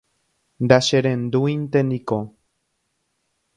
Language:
Guarani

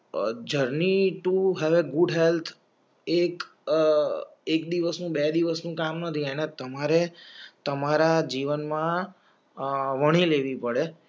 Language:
Gujarati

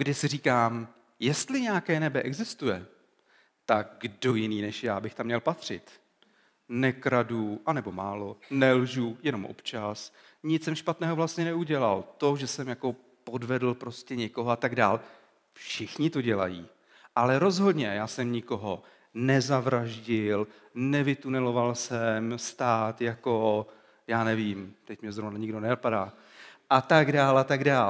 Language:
Czech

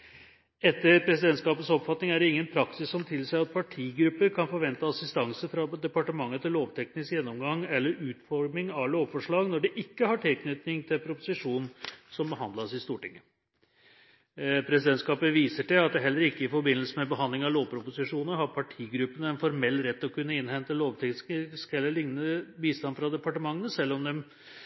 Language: Norwegian Bokmål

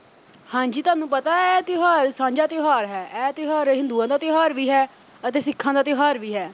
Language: Punjabi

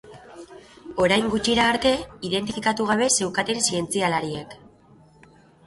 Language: Basque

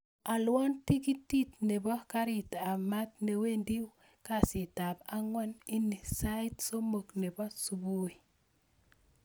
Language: Kalenjin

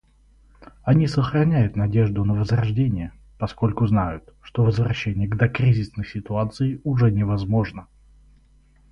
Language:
Russian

